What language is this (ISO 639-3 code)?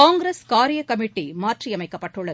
tam